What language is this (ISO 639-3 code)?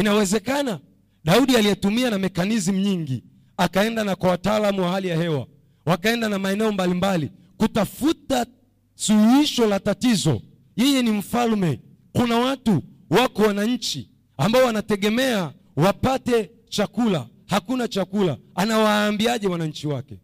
swa